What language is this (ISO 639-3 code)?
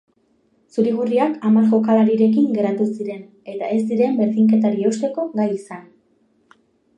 eus